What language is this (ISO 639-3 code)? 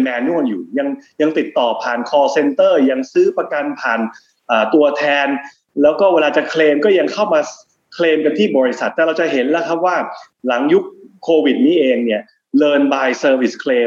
tha